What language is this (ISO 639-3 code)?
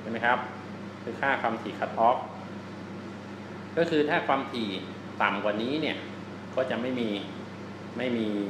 tha